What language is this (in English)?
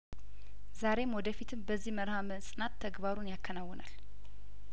Amharic